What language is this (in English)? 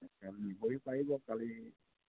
Assamese